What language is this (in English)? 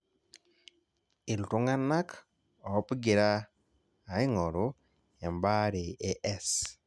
Masai